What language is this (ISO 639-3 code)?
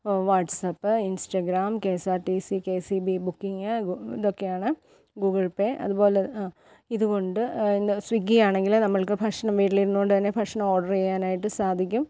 mal